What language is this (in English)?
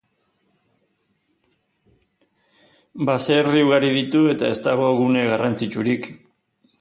Basque